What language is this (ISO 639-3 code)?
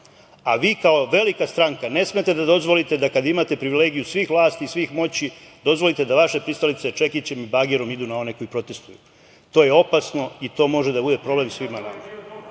srp